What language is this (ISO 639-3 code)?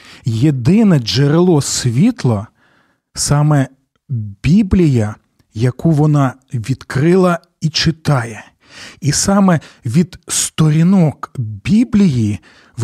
ukr